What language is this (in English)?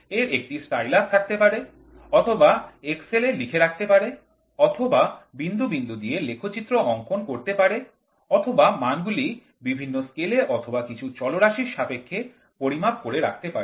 Bangla